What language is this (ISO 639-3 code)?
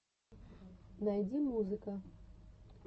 rus